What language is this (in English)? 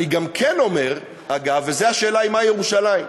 Hebrew